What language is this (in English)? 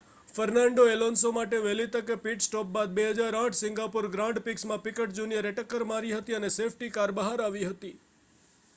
Gujarati